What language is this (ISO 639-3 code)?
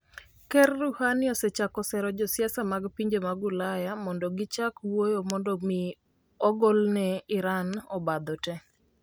luo